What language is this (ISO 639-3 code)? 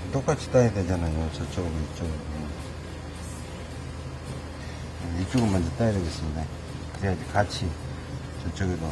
kor